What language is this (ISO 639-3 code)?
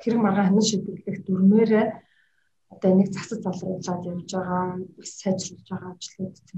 rus